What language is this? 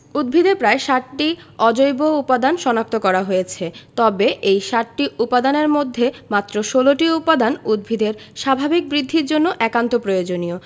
Bangla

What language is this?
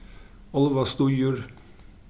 Faroese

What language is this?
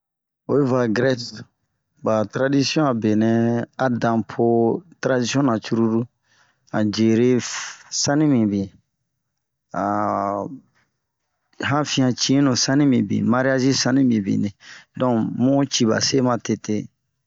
Bomu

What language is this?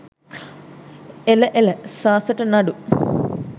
Sinhala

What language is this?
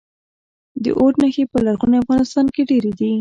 Pashto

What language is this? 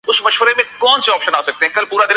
Urdu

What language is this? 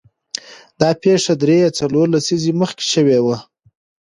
Pashto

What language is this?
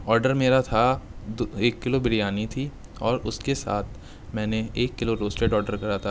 Urdu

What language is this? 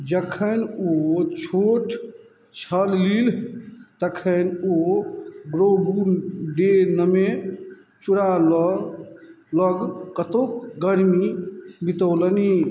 Maithili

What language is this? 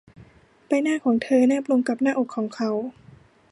Thai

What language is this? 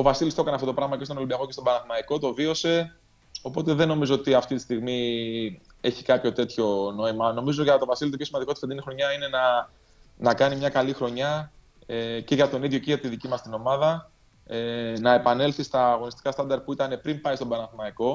Greek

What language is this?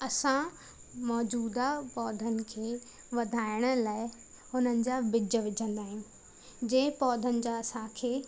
Sindhi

